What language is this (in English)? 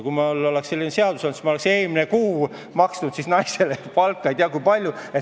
Estonian